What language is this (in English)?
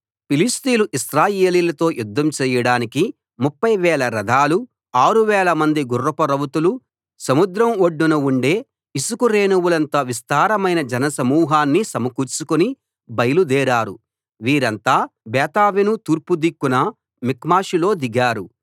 Telugu